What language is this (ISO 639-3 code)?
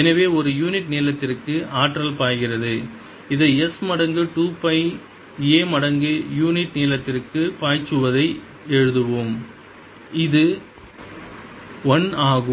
tam